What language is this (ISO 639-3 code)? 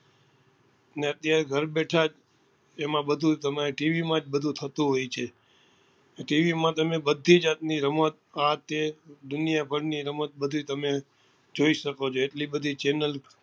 guj